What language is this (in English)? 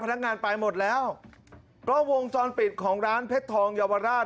Thai